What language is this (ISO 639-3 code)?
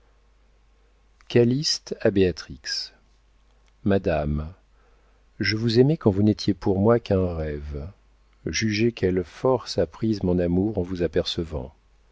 fra